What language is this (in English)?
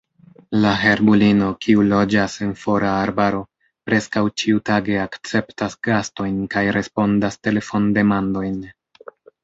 Esperanto